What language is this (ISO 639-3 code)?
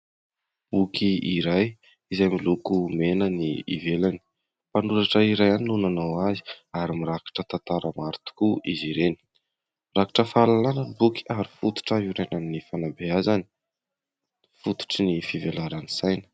mlg